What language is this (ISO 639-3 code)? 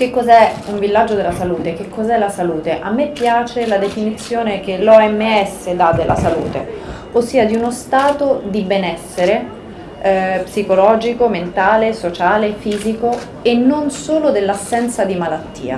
ita